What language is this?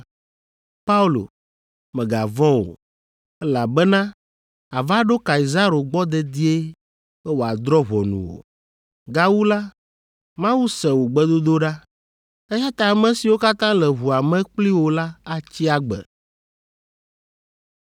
Ewe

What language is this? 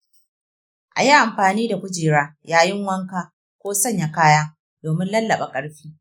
Hausa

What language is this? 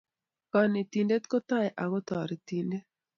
Kalenjin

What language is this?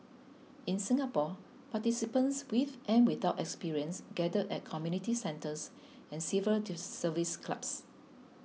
English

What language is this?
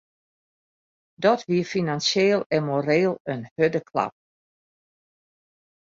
Western Frisian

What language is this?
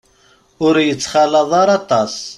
Kabyle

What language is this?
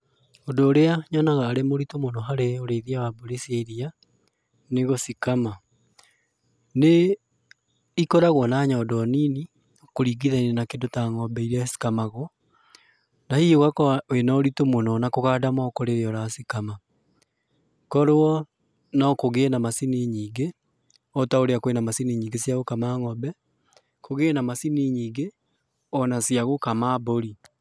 Kikuyu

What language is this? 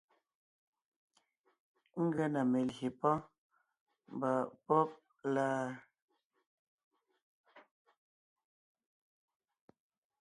Ngiemboon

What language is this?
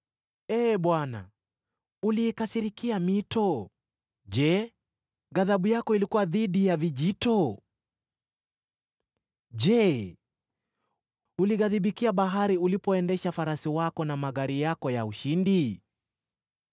Swahili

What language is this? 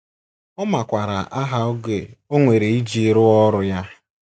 Igbo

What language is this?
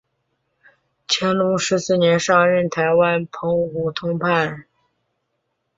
Chinese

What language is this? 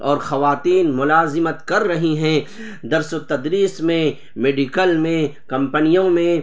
Urdu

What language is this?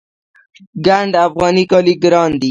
Pashto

